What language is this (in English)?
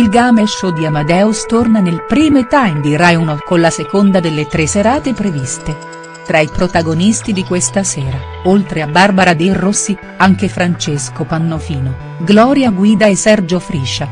Italian